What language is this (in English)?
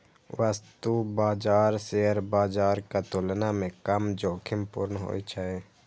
Maithili